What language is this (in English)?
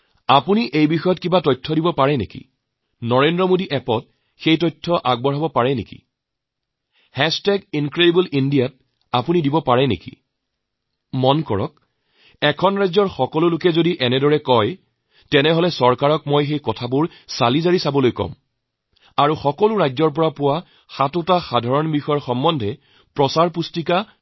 Assamese